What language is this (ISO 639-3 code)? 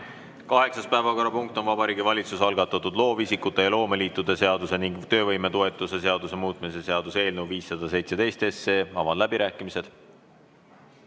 est